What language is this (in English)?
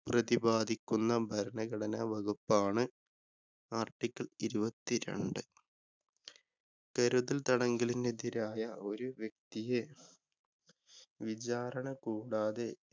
Malayalam